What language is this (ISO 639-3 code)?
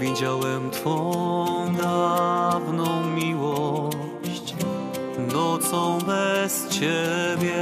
pol